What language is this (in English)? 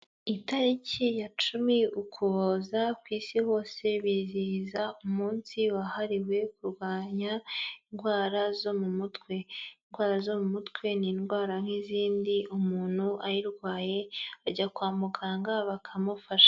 Kinyarwanda